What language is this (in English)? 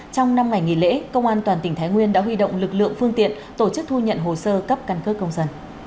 Vietnamese